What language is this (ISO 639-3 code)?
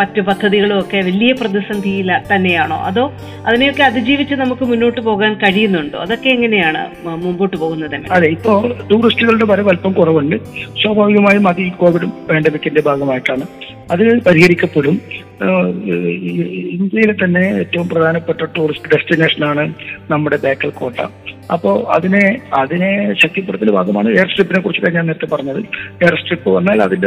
mal